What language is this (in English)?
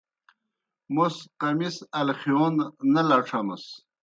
Kohistani Shina